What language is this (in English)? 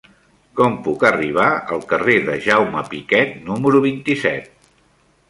Catalan